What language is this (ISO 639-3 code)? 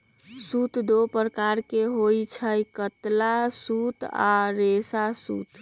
mag